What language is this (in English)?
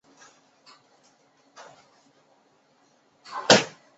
Chinese